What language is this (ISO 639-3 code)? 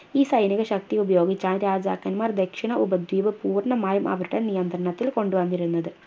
mal